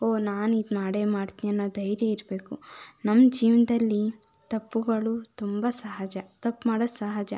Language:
Kannada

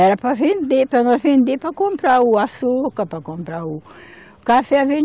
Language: Portuguese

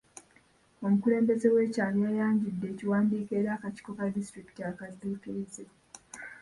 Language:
Ganda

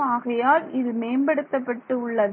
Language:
Tamil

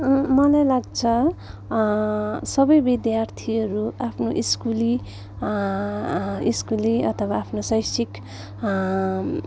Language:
Nepali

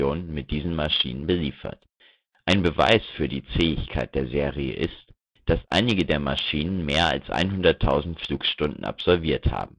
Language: German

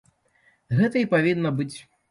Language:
Belarusian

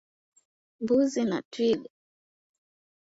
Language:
Swahili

